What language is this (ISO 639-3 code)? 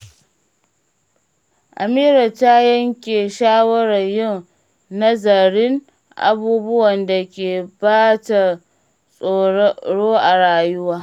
hau